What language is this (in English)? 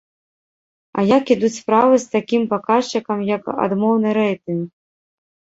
Belarusian